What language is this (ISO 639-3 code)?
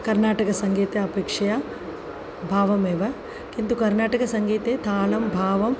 san